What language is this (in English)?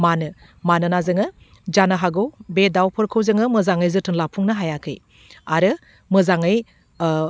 Bodo